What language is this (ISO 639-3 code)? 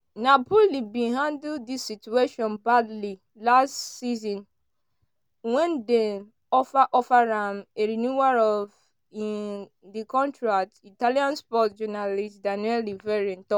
pcm